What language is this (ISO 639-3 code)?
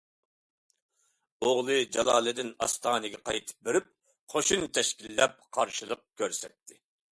uig